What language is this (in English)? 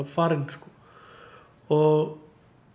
Icelandic